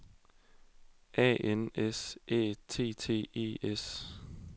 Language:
Danish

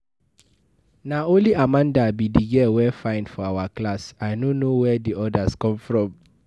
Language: Nigerian Pidgin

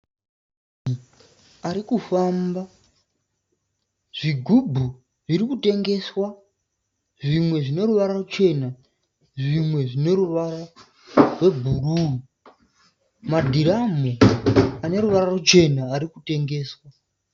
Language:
Shona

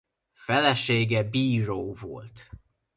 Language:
Hungarian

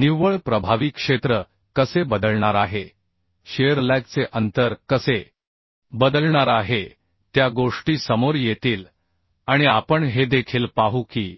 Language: Marathi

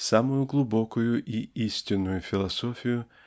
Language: Russian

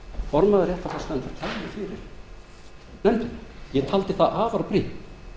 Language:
Icelandic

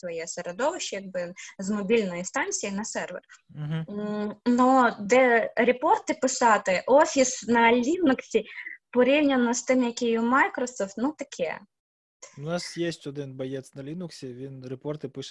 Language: Ukrainian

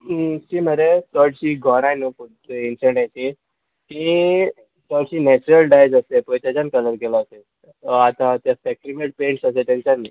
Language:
Konkani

